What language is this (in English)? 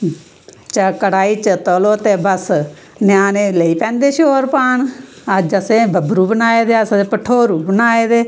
Dogri